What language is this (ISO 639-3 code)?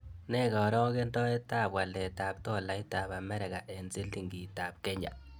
kln